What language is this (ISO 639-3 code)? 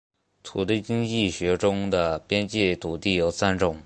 zho